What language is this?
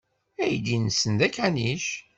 Kabyle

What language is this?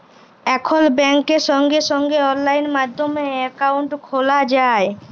Bangla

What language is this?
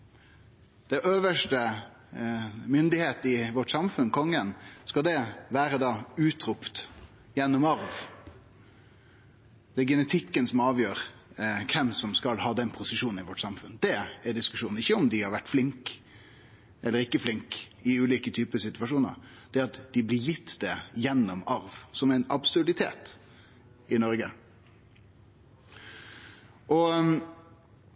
Norwegian Nynorsk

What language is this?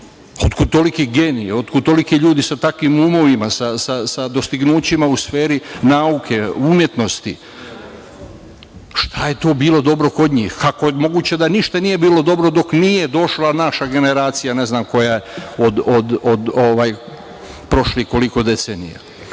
Serbian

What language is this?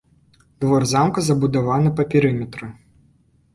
Belarusian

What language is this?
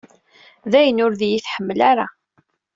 Kabyle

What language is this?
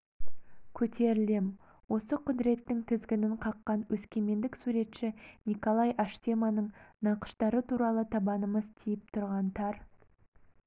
Kazakh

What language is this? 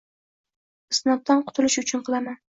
Uzbek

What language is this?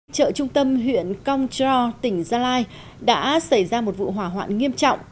Vietnamese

